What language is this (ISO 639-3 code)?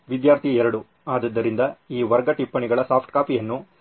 kan